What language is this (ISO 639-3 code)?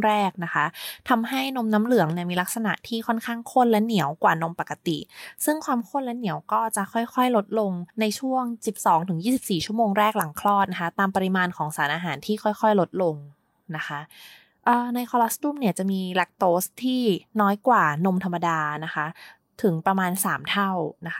tha